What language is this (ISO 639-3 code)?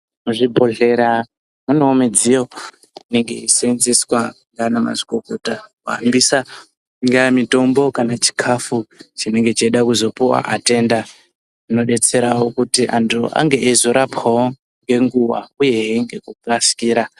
ndc